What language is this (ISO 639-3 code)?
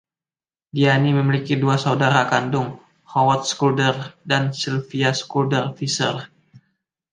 ind